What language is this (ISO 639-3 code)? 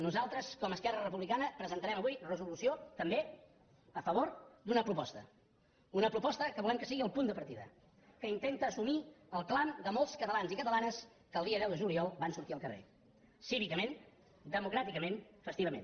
cat